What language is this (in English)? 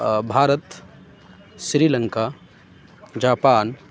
Urdu